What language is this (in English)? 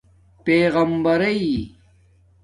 Domaaki